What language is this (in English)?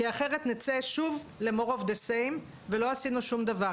Hebrew